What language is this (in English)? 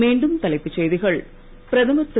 Tamil